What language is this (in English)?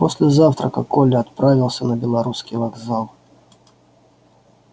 Russian